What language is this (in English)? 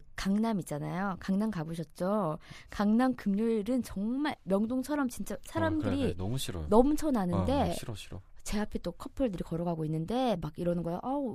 Korean